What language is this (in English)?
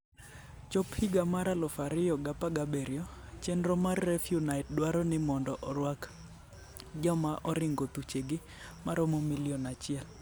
Luo (Kenya and Tanzania)